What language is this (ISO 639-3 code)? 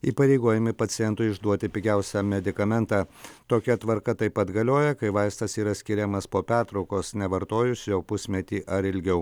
lit